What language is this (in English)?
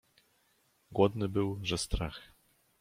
Polish